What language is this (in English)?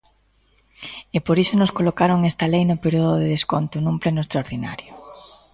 Galician